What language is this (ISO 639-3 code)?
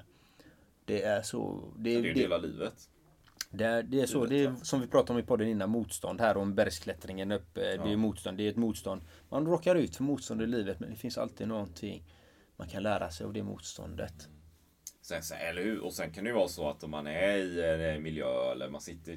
swe